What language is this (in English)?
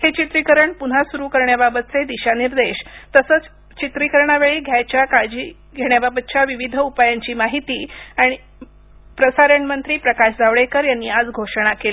Marathi